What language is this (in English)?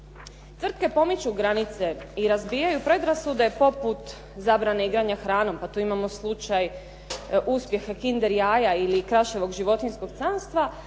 Croatian